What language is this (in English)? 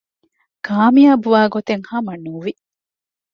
Divehi